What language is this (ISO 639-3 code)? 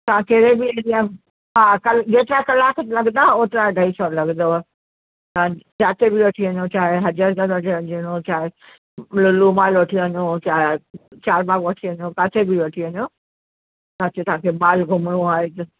snd